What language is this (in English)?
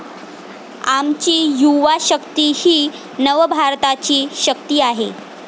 Marathi